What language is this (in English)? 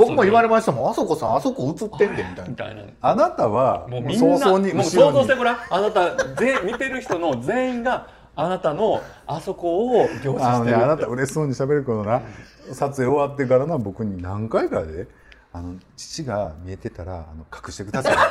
Japanese